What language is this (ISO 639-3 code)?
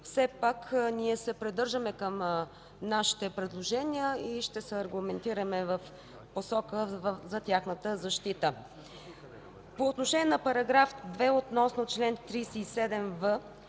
bul